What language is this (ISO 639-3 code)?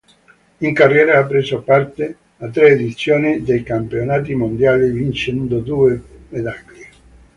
ita